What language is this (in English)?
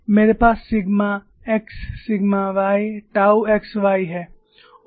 Hindi